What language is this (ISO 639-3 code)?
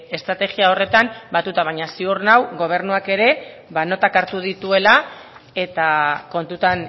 eus